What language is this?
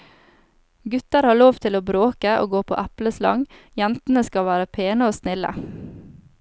Norwegian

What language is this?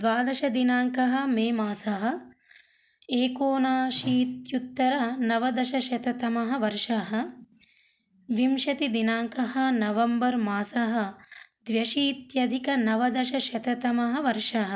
Sanskrit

